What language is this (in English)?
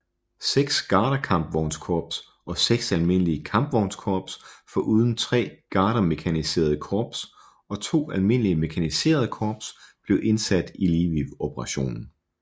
Danish